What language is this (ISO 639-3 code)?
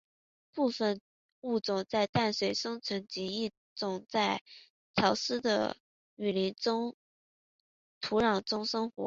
zho